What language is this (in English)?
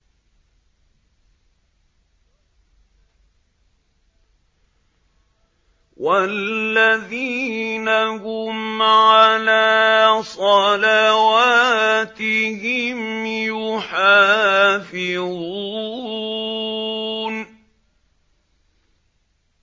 Arabic